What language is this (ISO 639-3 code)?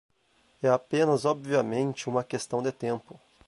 por